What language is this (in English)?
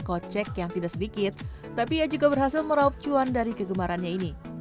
Indonesian